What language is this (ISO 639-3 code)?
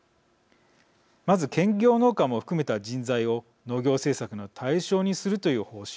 jpn